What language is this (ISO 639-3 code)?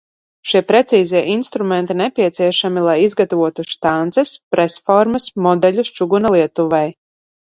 lav